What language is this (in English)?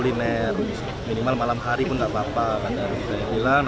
Indonesian